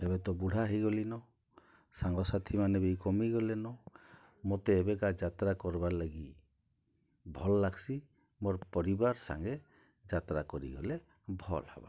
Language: Odia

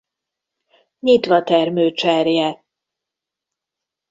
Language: Hungarian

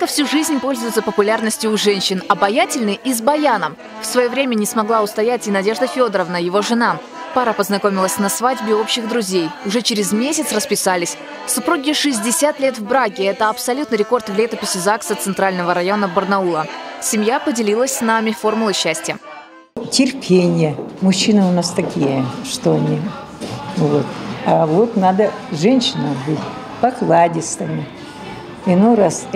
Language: Russian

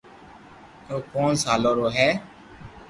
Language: Loarki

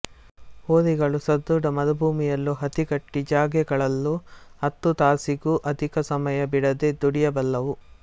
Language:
Kannada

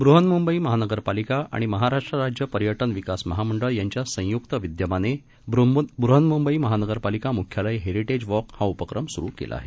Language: Marathi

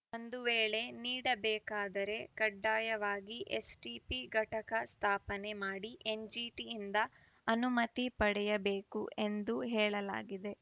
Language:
Kannada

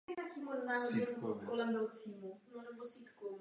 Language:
Czech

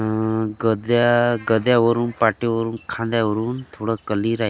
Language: Marathi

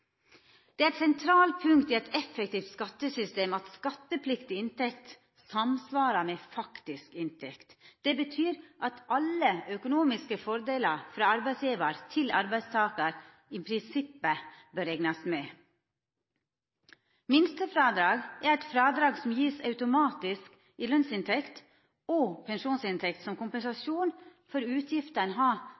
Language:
Norwegian Nynorsk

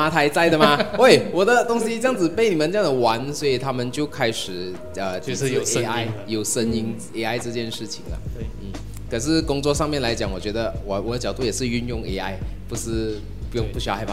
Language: Chinese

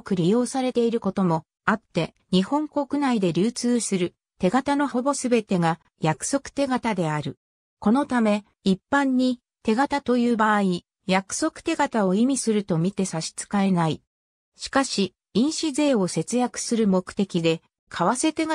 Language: Japanese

